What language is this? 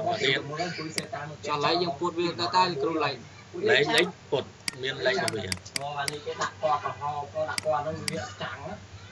Vietnamese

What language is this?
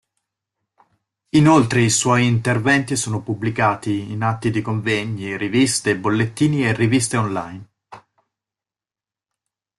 Italian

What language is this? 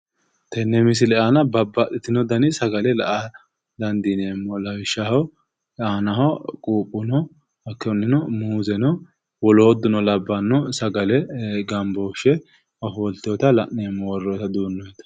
Sidamo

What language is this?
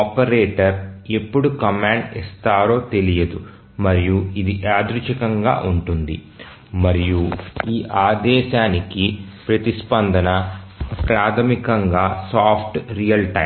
Telugu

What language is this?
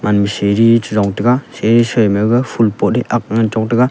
Wancho Naga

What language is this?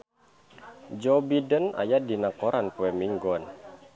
Sundanese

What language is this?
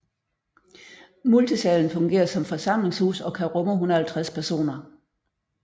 Danish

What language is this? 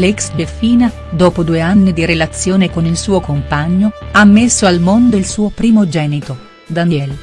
Italian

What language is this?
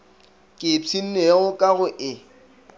Northern Sotho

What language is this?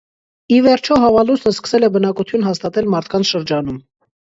Armenian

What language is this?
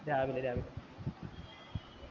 Malayalam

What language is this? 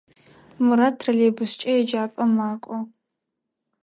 Adyghe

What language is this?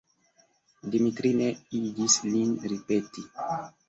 Esperanto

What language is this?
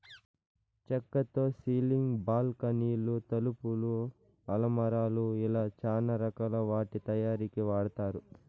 Telugu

